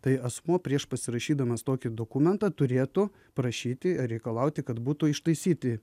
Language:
Lithuanian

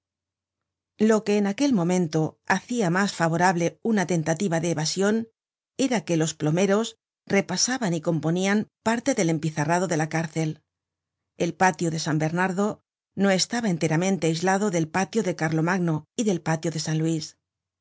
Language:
Spanish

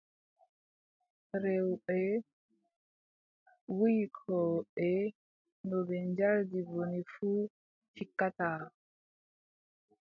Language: Adamawa Fulfulde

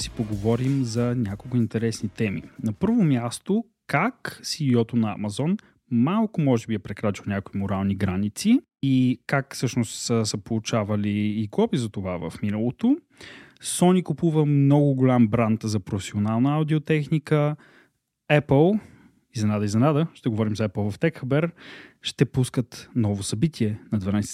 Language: Bulgarian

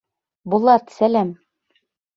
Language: Bashkir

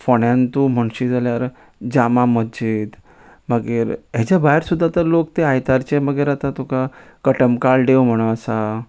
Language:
Konkani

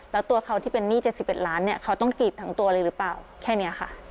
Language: Thai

